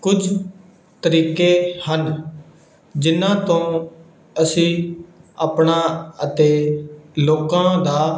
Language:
Punjabi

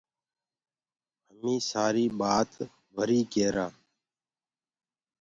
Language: Gurgula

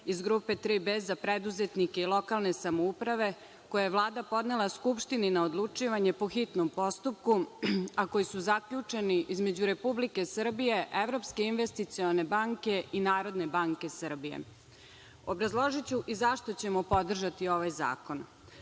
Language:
Serbian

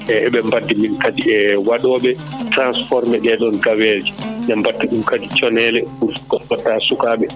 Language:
Fula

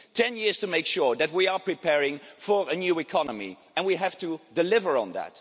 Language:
English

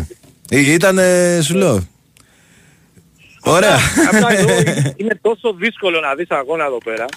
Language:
Greek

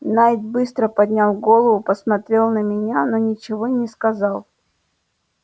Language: Russian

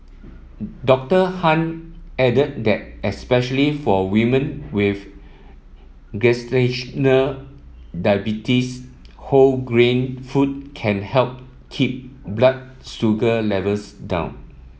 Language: English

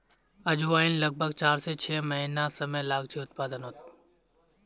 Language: Magahi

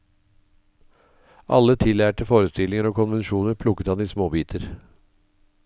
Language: Norwegian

